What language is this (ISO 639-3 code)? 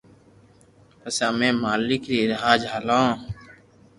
lrk